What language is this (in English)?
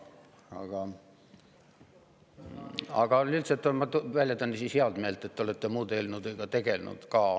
Estonian